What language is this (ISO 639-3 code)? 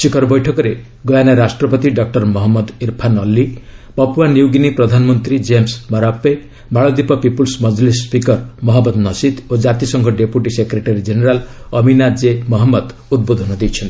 ori